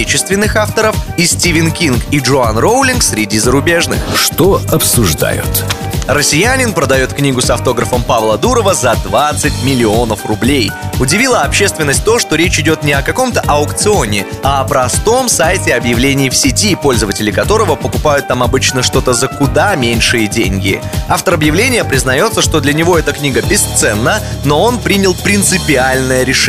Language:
Russian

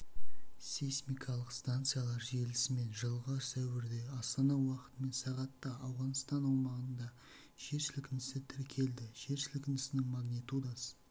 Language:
Kazakh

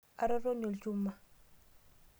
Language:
Masai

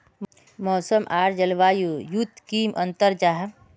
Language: Magahi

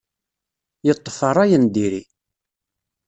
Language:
Kabyle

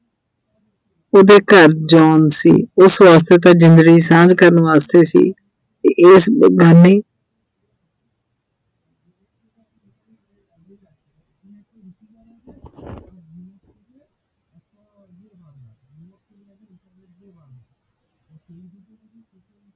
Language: Punjabi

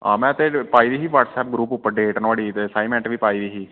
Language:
Dogri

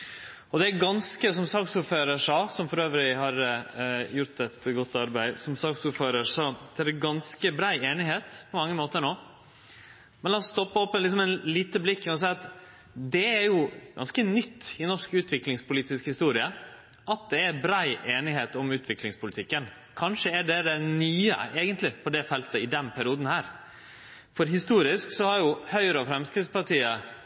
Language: Norwegian Nynorsk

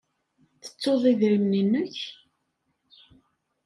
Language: Kabyle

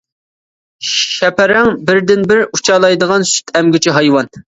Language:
Uyghur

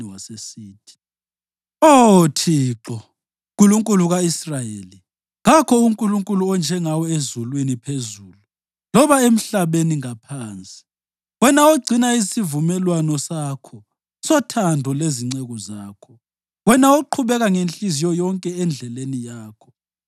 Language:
North Ndebele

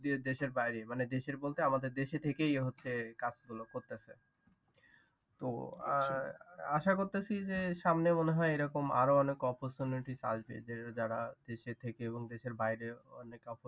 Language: Bangla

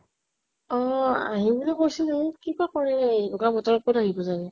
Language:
Assamese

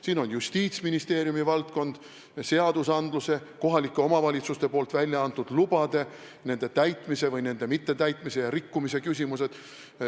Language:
Estonian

